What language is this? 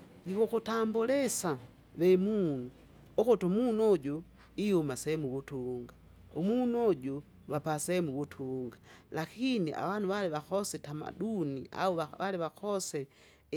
Kinga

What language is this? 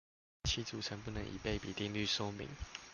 Chinese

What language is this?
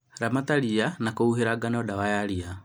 Kikuyu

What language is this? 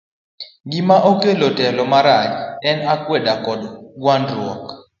Luo (Kenya and Tanzania)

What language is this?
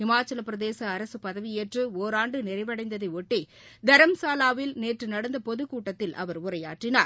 Tamil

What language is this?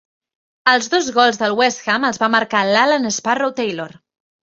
Catalan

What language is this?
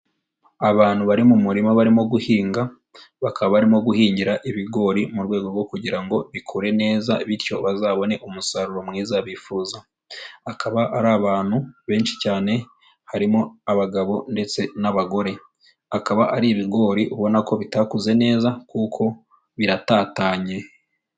Kinyarwanda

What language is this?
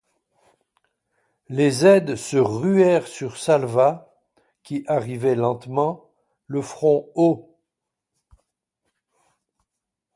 French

